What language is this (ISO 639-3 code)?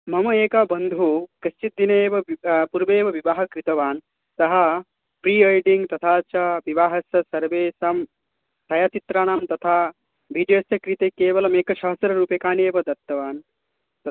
san